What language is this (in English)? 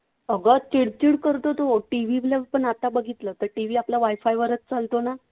Marathi